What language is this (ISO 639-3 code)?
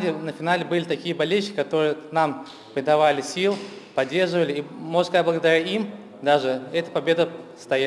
rus